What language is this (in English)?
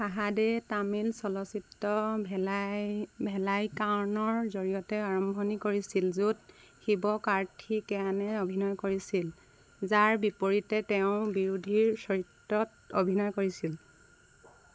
Assamese